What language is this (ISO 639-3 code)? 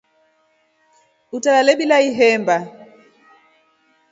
rof